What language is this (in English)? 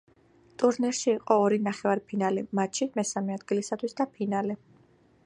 Georgian